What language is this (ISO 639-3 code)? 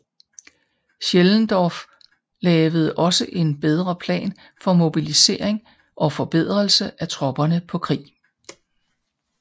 dan